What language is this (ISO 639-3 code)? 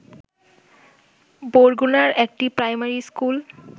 ben